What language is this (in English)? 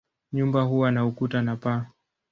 Swahili